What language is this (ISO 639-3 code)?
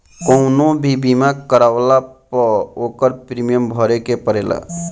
bho